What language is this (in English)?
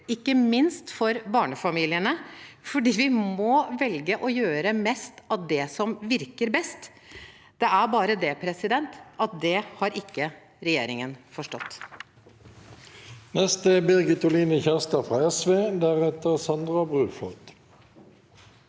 Norwegian